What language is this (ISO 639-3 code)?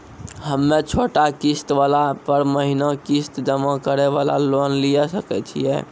mai